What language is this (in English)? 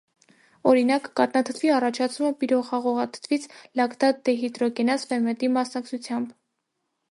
Armenian